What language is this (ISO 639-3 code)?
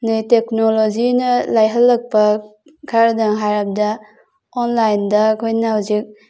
mni